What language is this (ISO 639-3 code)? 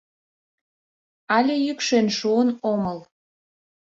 chm